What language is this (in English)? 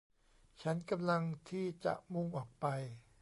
Thai